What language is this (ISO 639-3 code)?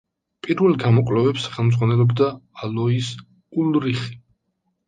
kat